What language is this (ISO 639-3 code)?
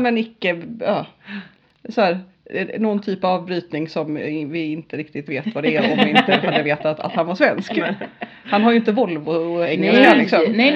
swe